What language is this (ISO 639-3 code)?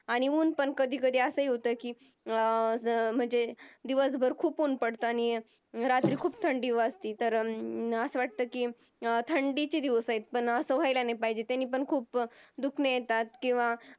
mar